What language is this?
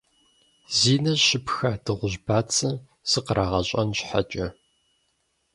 Kabardian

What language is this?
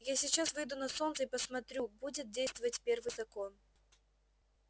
Russian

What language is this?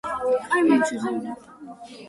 Georgian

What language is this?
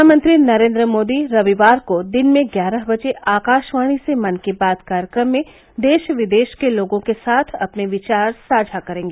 Hindi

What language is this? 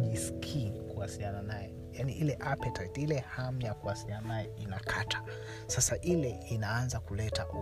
Swahili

